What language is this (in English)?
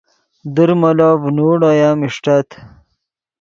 Yidgha